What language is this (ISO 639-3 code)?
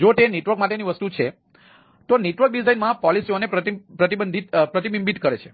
guj